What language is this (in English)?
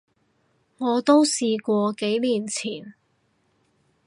Cantonese